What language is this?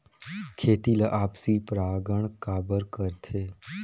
Chhattisgarhi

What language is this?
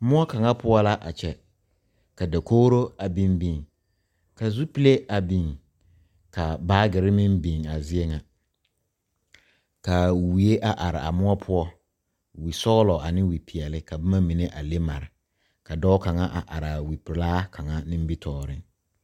Southern Dagaare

